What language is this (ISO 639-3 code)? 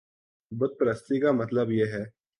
urd